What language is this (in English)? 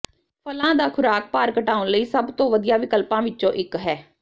Punjabi